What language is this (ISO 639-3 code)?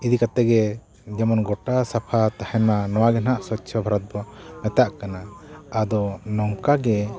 sat